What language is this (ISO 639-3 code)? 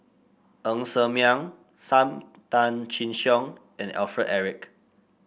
eng